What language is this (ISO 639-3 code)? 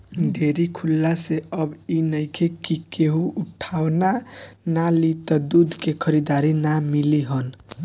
bho